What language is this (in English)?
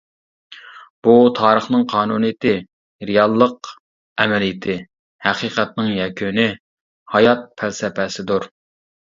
Uyghur